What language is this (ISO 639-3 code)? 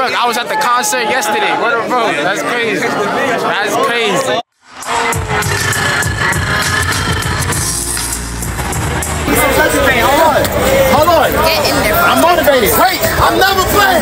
eng